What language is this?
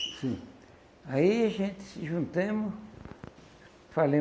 Portuguese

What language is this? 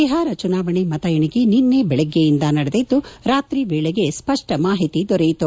Kannada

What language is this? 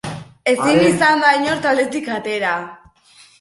Basque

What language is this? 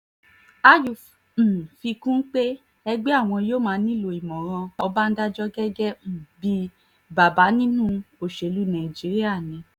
Yoruba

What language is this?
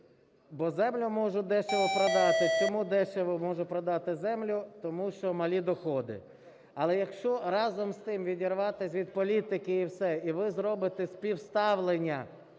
Ukrainian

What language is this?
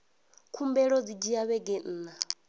Venda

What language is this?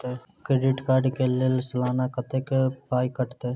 Maithili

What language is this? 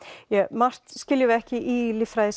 Icelandic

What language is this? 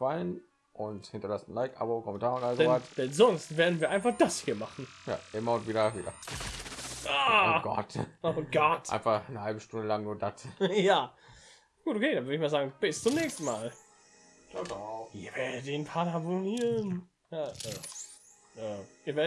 German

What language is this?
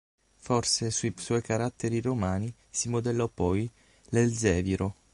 Italian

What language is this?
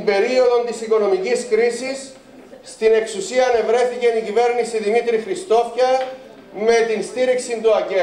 Greek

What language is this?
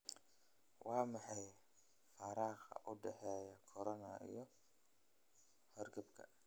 Somali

